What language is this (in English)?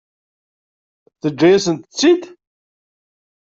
Kabyle